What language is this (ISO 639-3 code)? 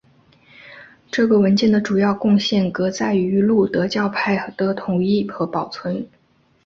zho